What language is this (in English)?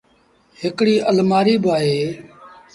Sindhi Bhil